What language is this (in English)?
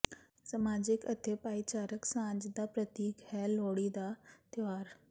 Punjabi